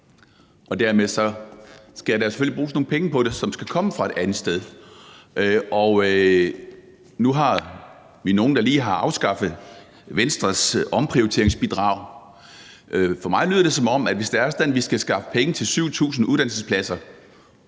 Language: Danish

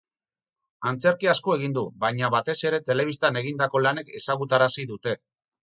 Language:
Basque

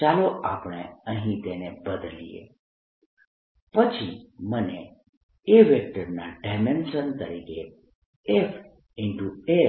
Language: Gujarati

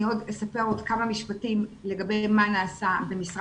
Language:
Hebrew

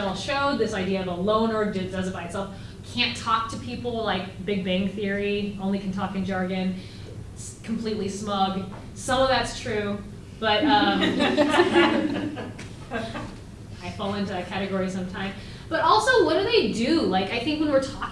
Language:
English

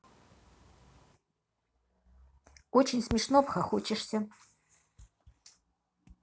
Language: Russian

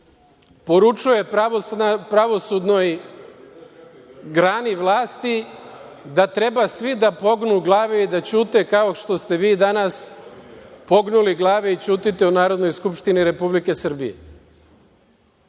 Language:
Serbian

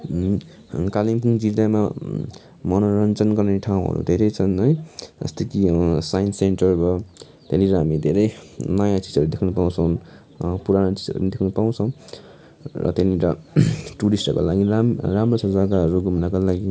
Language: Nepali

